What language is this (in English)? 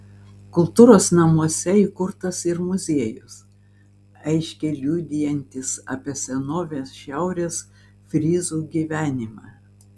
Lithuanian